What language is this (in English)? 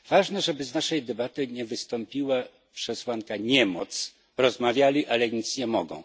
Polish